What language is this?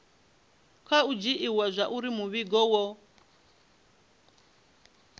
Venda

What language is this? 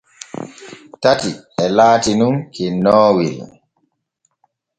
Borgu Fulfulde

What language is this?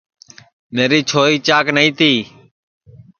Sansi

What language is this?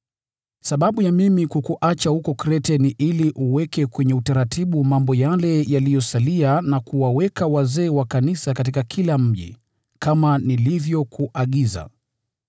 Swahili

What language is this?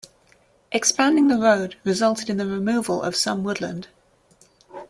English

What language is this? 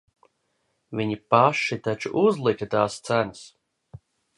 Latvian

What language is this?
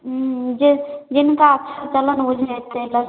Maithili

